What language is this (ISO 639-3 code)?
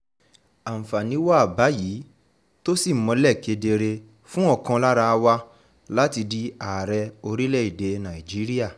yor